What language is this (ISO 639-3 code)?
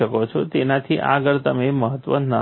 guj